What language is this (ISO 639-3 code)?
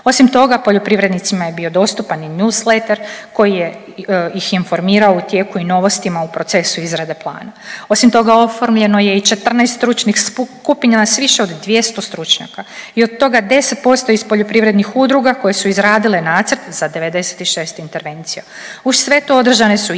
hrv